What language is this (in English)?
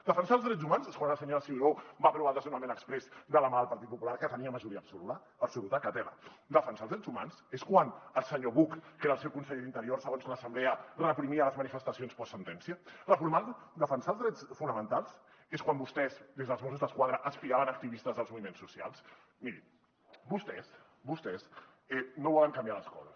Catalan